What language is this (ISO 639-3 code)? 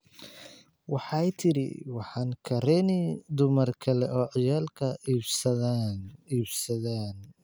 som